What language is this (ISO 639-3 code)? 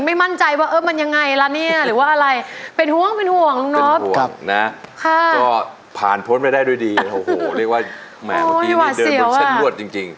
tha